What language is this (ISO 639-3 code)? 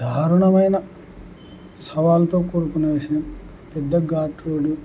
tel